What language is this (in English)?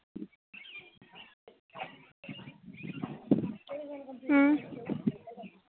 Dogri